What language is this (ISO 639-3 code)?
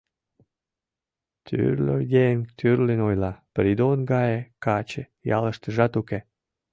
chm